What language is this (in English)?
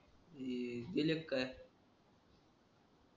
Marathi